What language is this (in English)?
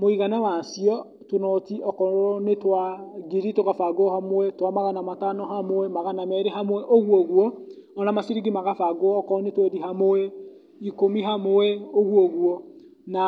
Kikuyu